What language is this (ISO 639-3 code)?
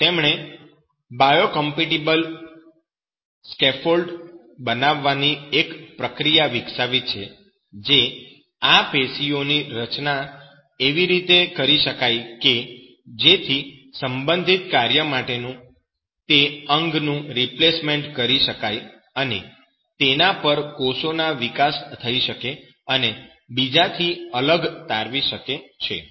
guj